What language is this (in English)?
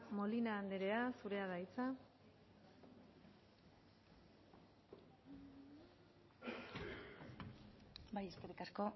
Basque